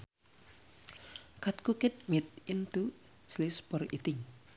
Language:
Sundanese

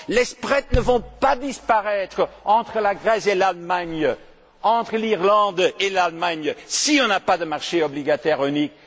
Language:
French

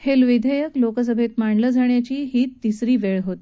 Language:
Marathi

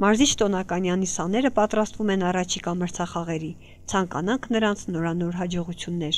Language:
Turkish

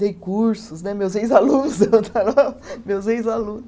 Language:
Portuguese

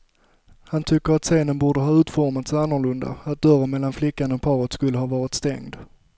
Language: Swedish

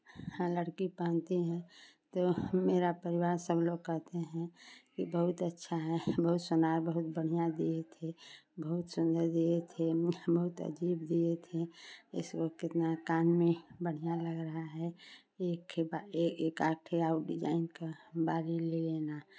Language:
Hindi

